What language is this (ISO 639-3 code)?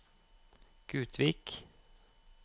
nor